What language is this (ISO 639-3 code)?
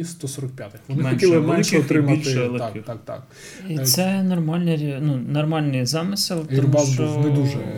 ukr